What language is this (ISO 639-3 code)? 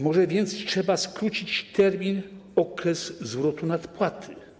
pol